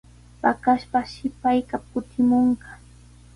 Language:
Sihuas Ancash Quechua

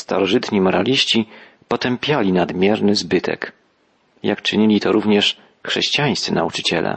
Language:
Polish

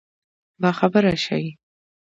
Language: Pashto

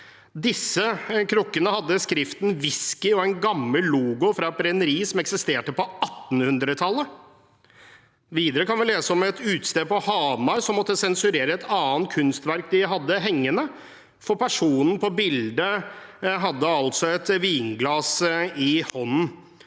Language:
Norwegian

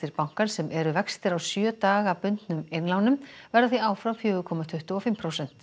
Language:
Icelandic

